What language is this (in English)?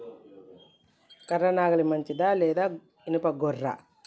Telugu